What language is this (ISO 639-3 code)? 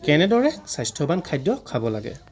asm